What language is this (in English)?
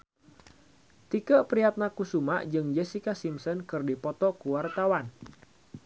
Sundanese